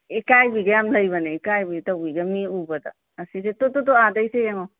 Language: Manipuri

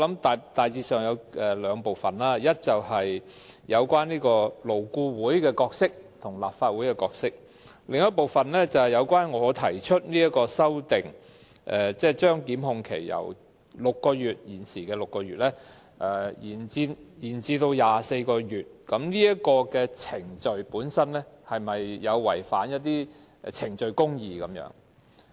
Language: Cantonese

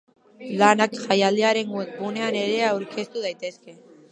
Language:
Basque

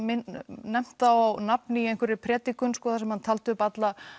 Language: Icelandic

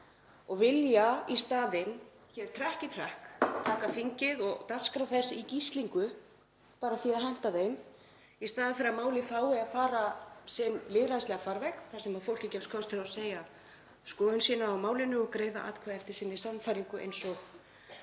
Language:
Icelandic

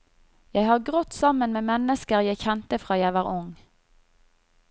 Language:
Norwegian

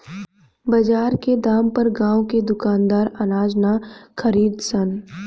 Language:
Bhojpuri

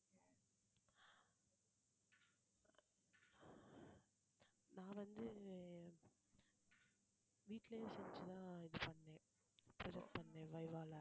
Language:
Tamil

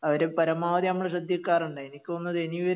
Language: Malayalam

